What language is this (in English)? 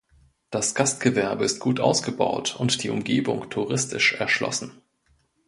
German